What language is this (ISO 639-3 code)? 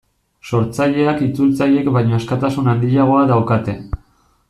eus